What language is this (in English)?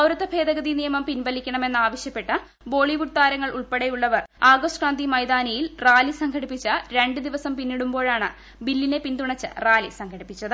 Malayalam